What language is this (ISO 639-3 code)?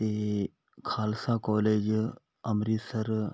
pan